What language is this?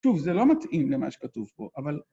Hebrew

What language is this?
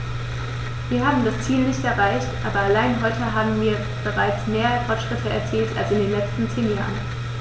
German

